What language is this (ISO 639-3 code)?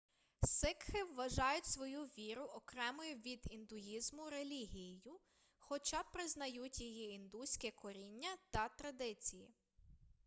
ukr